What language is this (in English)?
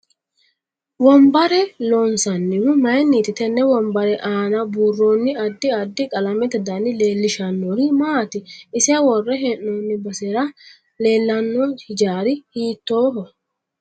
Sidamo